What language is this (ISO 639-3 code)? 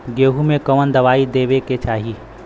bho